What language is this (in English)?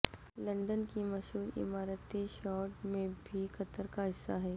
Urdu